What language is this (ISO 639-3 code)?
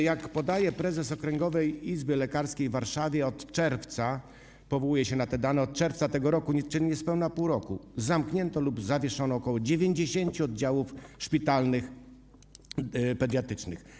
pol